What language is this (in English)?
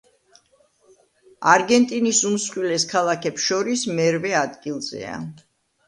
Georgian